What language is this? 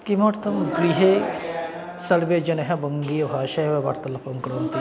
Sanskrit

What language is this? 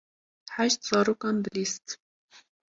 Kurdish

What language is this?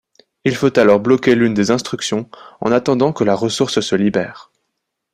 French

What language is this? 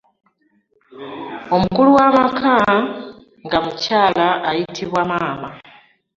Ganda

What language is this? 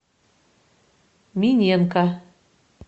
Russian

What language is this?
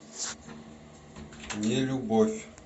Russian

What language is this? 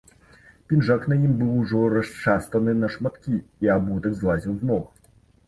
Belarusian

